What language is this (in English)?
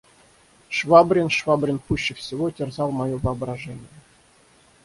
Russian